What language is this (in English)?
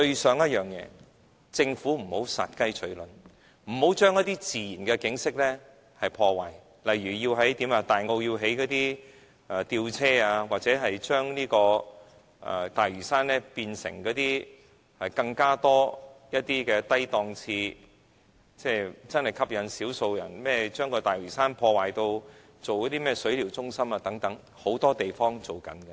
Cantonese